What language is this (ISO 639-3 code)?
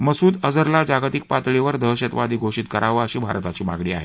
mar